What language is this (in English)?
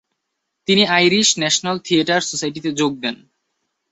Bangla